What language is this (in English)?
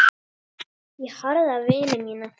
Icelandic